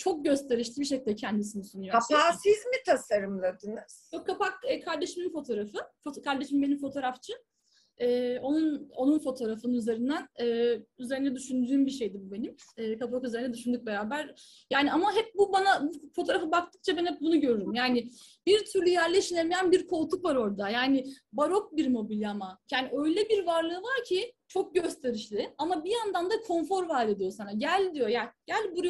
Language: Turkish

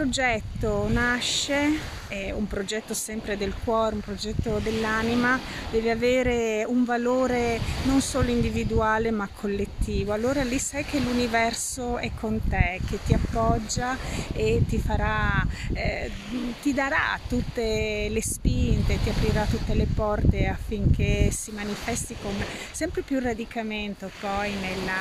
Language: Italian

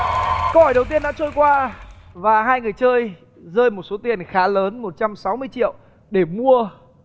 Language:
Vietnamese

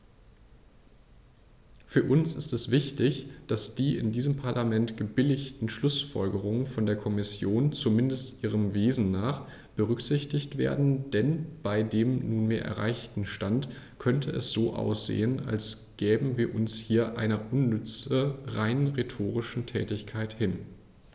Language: German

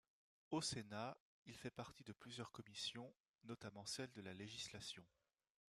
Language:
French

